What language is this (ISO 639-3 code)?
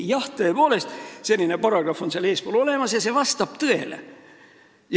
est